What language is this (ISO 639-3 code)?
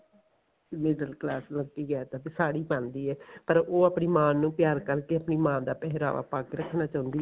pan